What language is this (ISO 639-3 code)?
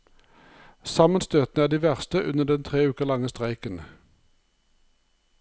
nor